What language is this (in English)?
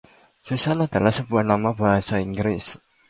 Indonesian